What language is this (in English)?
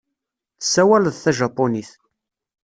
Kabyle